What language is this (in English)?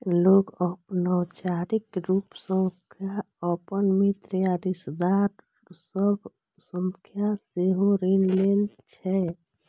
Maithili